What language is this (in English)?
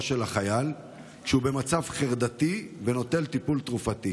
Hebrew